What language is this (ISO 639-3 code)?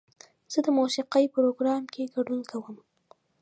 pus